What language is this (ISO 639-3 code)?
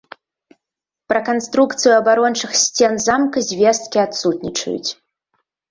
bel